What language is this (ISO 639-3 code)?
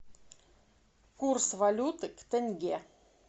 rus